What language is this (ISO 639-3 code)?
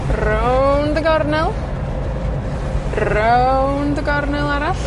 cym